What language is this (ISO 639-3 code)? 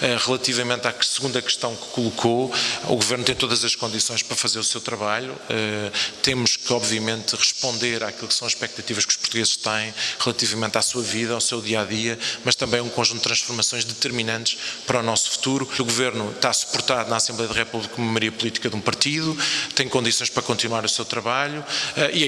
por